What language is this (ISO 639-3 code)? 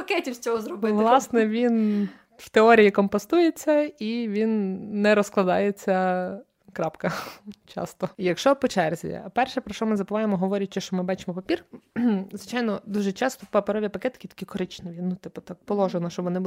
ukr